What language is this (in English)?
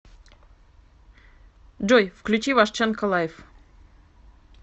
Russian